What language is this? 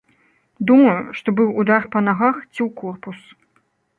Belarusian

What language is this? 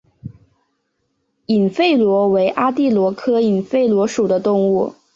Chinese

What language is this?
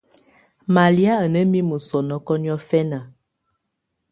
Tunen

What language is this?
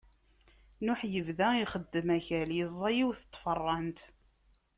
Kabyle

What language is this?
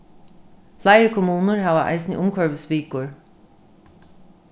Faroese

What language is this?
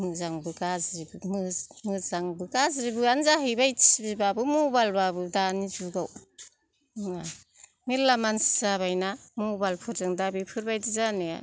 Bodo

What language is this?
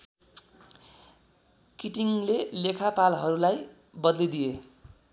Nepali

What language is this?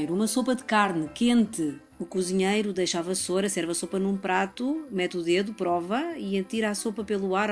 Portuguese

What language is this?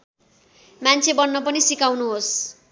Nepali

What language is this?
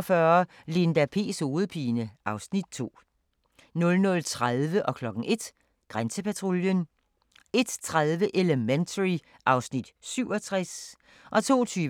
Danish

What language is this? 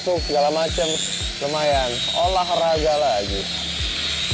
Indonesian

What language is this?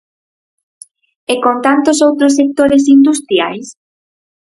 Galician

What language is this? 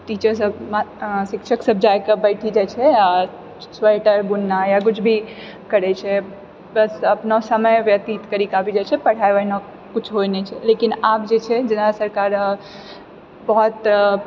Maithili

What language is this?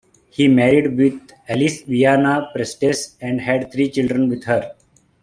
English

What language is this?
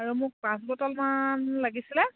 Assamese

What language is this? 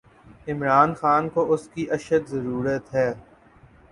Urdu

